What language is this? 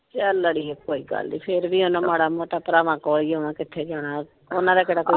Punjabi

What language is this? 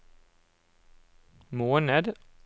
Norwegian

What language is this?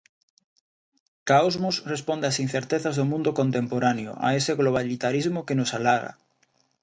Galician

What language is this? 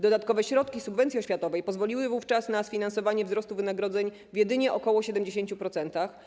Polish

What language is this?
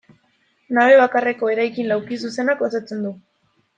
Basque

